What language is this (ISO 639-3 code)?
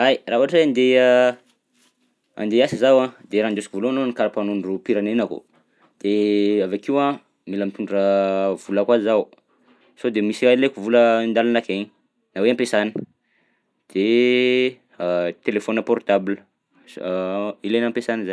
bzc